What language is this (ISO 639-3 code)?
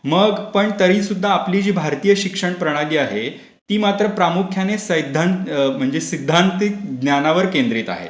mar